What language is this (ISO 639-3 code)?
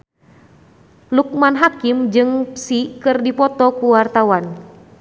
sun